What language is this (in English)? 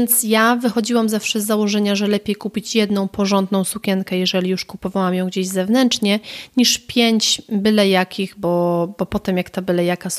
Polish